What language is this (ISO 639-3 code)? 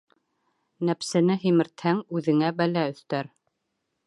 bak